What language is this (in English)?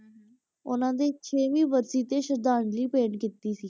Punjabi